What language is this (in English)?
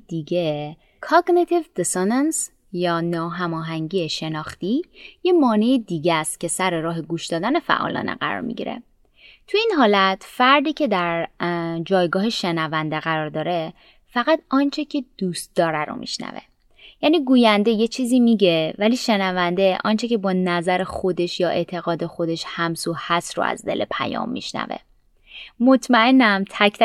Persian